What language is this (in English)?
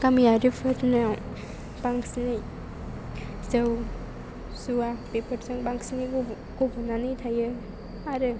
Bodo